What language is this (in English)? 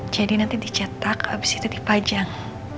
Indonesian